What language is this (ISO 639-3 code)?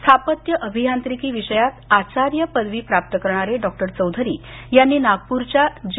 mar